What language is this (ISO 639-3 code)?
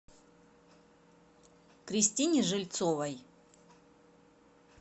rus